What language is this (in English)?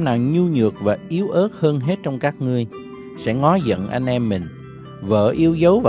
Vietnamese